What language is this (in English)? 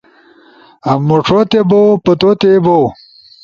Ushojo